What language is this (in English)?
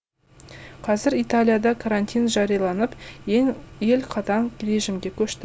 Kazakh